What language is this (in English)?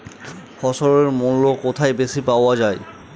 Bangla